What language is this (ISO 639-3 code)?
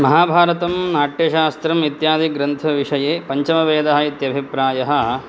san